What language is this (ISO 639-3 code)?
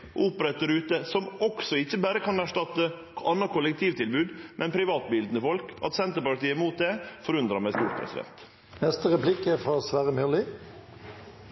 nno